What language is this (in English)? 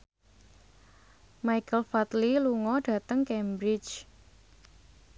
Javanese